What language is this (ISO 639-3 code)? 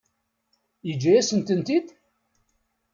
kab